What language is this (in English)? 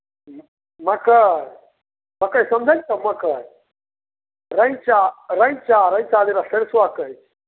Maithili